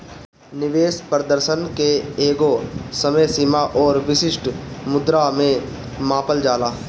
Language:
Bhojpuri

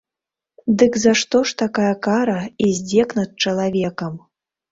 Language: Belarusian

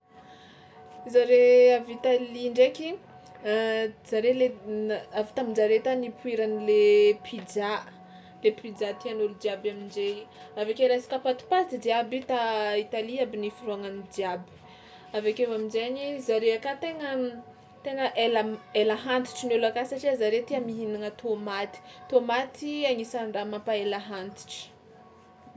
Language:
Tsimihety Malagasy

